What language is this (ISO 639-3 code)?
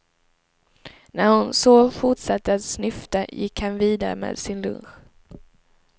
swe